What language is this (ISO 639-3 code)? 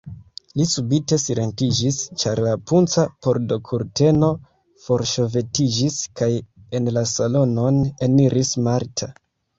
epo